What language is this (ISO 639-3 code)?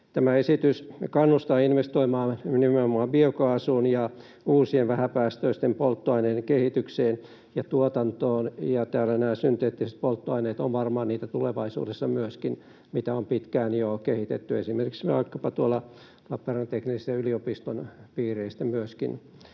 fin